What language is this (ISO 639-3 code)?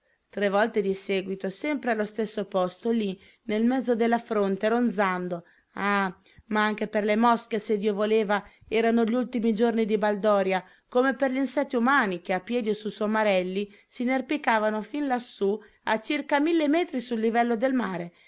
ita